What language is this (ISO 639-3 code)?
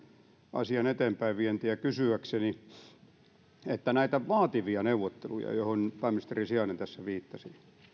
fin